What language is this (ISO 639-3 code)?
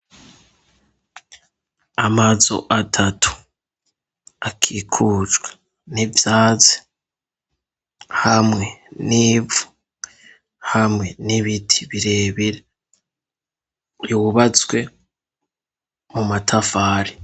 run